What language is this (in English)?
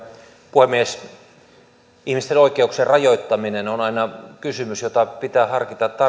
Finnish